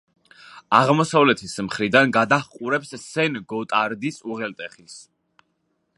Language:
Georgian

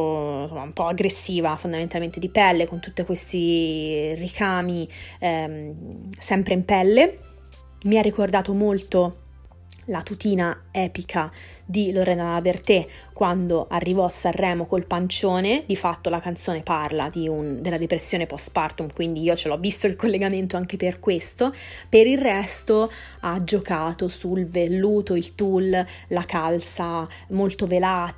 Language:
Italian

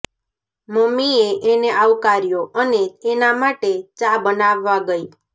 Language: Gujarati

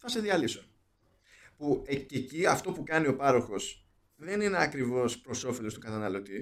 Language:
Greek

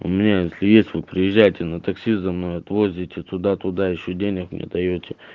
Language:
Russian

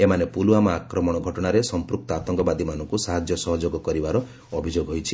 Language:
Odia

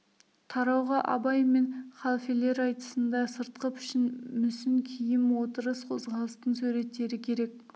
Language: Kazakh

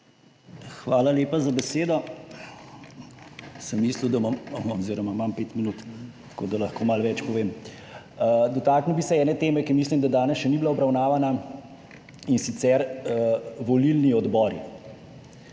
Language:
Slovenian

